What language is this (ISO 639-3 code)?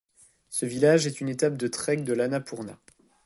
fra